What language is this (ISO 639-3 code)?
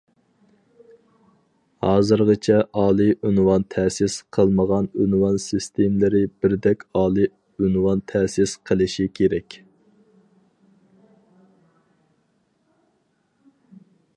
uig